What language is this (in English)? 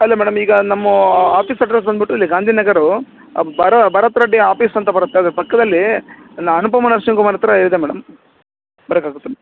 Kannada